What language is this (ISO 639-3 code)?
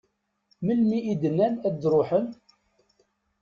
kab